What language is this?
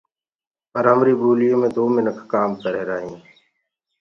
Gurgula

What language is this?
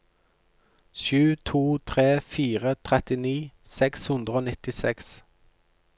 Norwegian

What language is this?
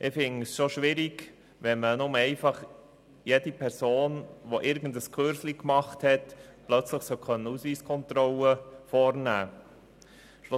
Swiss German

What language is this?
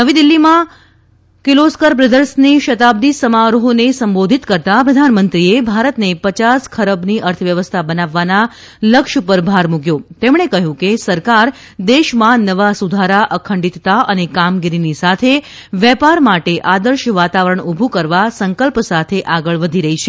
Gujarati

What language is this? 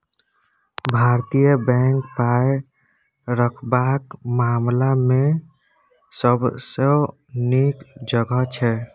Maithili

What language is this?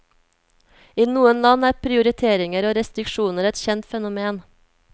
Norwegian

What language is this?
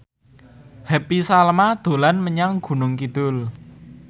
Javanese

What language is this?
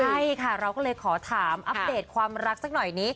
Thai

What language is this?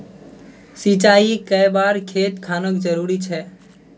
Magahi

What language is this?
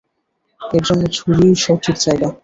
Bangla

